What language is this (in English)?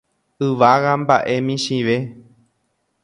Guarani